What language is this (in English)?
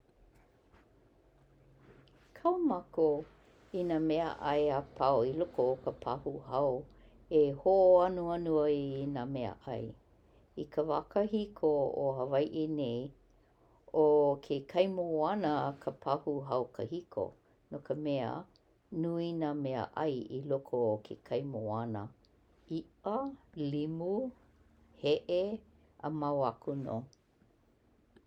Hawaiian